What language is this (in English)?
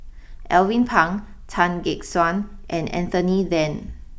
English